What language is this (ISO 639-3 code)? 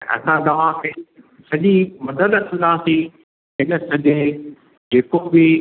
snd